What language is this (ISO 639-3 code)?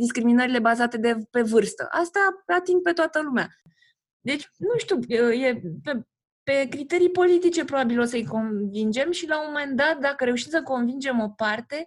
ron